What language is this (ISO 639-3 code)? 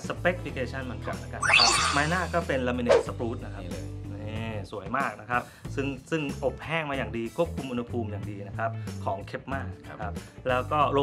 tha